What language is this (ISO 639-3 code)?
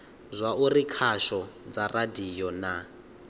ven